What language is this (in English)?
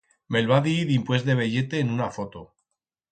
Aragonese